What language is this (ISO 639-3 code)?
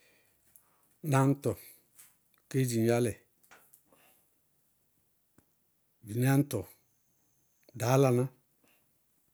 bqg